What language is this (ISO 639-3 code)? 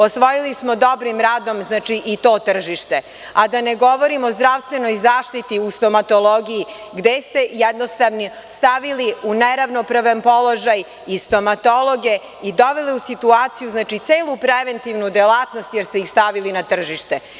srp